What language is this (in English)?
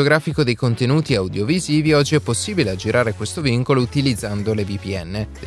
Italian